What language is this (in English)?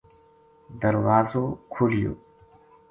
Gujari